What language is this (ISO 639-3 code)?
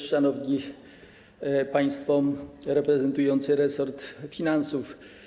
pol